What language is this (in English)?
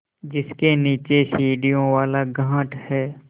Hindi